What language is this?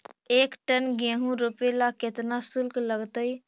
Magahi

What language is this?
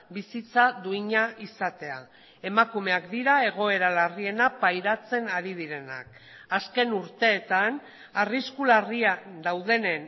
Basque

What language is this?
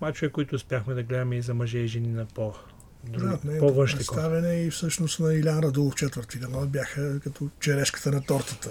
Bulgarian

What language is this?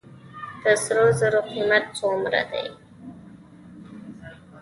Pashto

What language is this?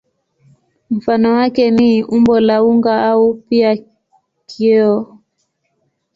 Swahili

